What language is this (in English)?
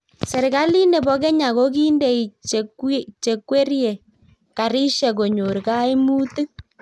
Kalenjin